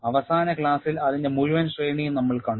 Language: Malayalam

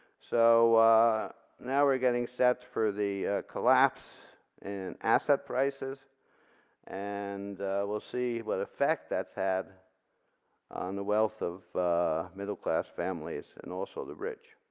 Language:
English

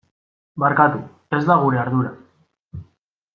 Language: Basque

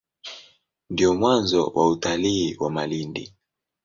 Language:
Swahili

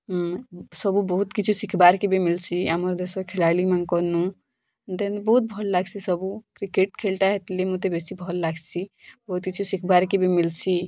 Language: Odia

